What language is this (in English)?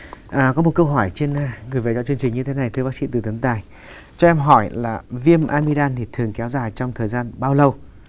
Vietnamese